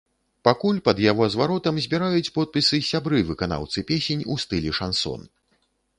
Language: Belarusian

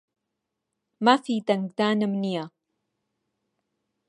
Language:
Central Kurdish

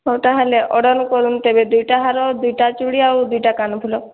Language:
Odia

